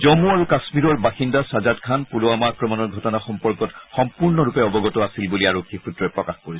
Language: Assamese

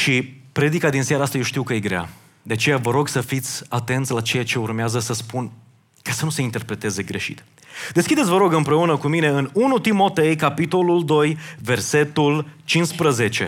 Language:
Romanian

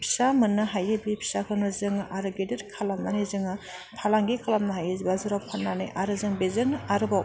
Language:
Bodo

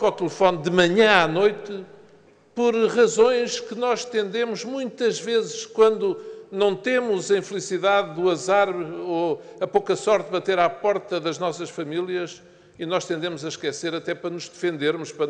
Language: Portuguese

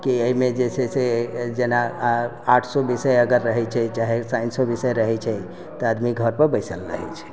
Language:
Maithili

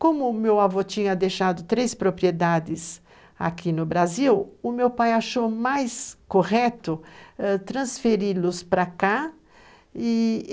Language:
Portuguese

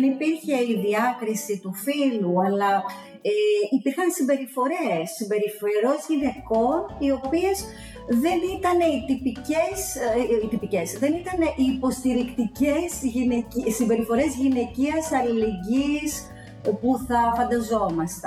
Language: Greek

